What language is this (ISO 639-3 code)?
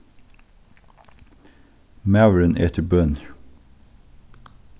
fao